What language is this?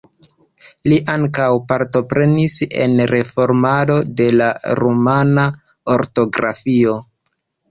Esperanto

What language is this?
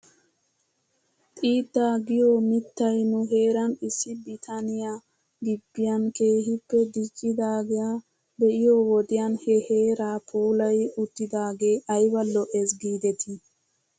Wolaytta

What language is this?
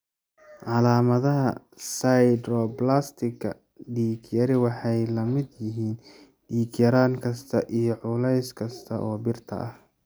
Somali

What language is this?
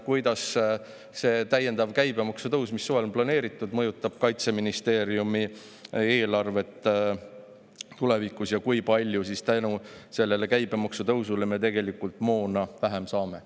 Estonian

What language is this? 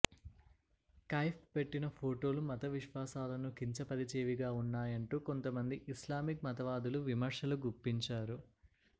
Telugu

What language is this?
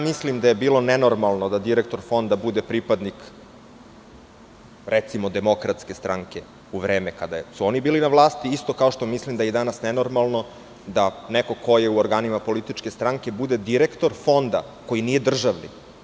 Serbian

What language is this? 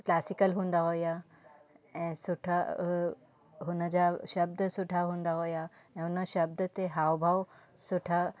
Sindhi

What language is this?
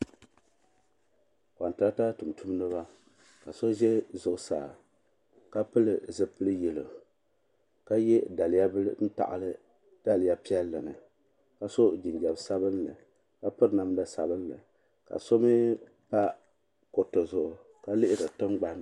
Dagbani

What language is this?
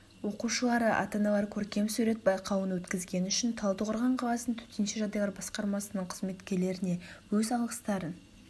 Kazakh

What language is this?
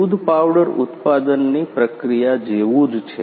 Gujarati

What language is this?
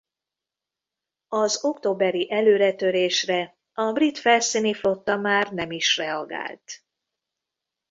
Hungarian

